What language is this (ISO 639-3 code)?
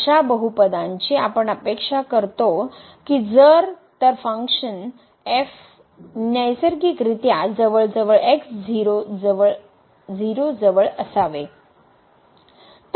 mar